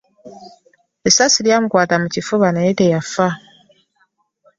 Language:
Ganda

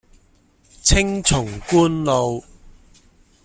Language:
Cantonese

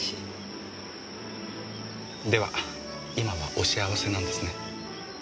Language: Japanese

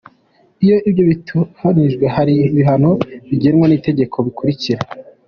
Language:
Kinyarwanda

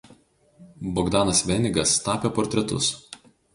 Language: Lithuanian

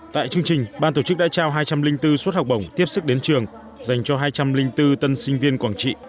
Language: Vietnamese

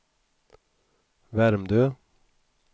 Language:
Swedish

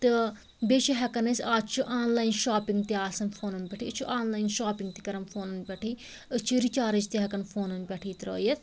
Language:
Kashmiri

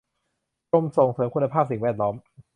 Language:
Thai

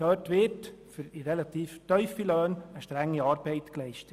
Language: Swiss German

